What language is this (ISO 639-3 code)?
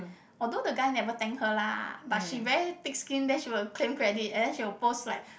eng